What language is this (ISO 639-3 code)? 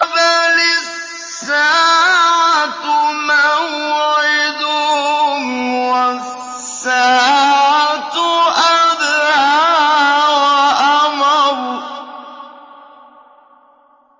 ara